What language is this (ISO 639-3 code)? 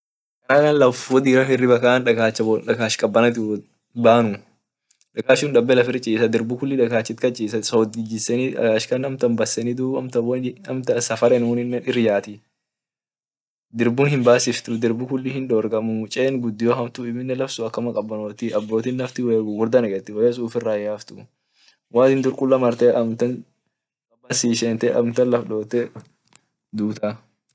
orc